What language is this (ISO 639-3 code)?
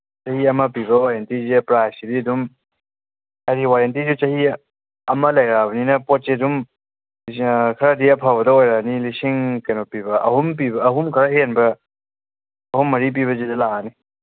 mni